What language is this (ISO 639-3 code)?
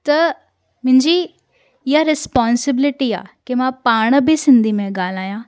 snd